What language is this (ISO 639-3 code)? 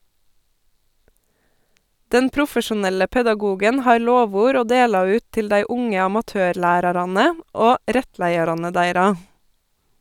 nor